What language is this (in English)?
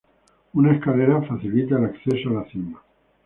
Spanish